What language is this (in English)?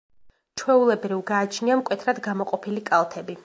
Georgian